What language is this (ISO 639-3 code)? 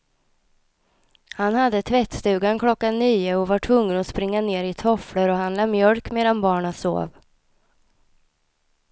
swe